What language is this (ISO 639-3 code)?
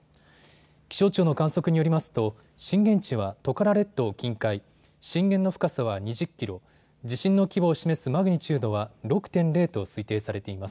jpn